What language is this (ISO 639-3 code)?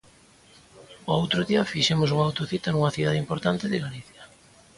glg